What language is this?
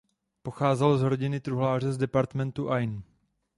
Czech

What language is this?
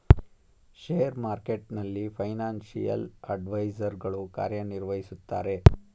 Kannada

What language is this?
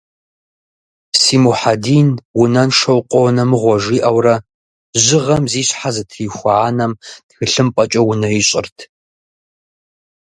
Kabardian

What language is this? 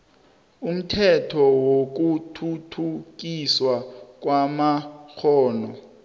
South Ndebele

